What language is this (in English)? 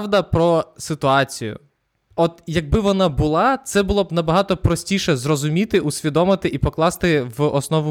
Ukrainian